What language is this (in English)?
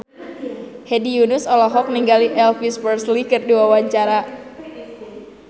Sundanese